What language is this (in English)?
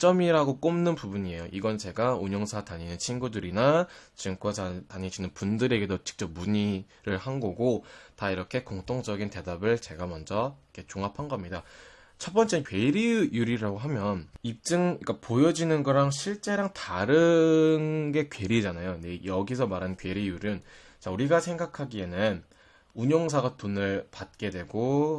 Korean